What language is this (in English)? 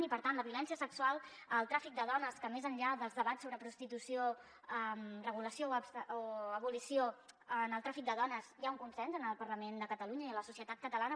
Catalan